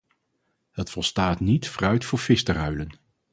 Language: Dutch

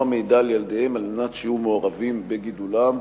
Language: Hebrew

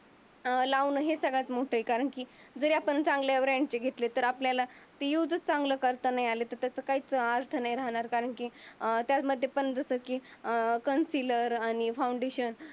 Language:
Marathi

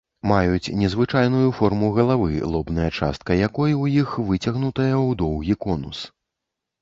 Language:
Belarusian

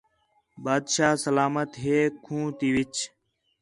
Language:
Khetrani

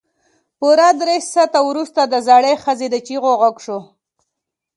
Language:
Pashto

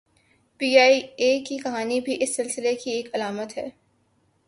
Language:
Urdu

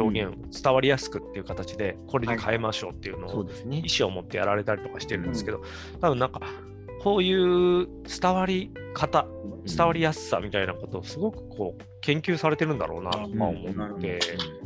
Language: Japanese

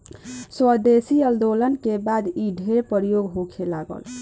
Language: Bhojpuri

